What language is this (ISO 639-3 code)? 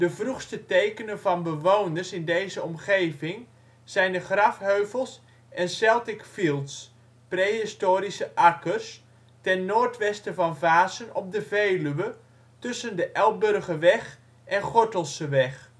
nld